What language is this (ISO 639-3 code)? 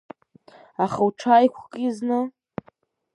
abk